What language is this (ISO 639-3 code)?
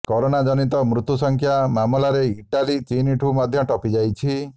ori